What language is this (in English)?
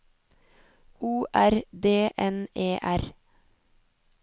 Norwegian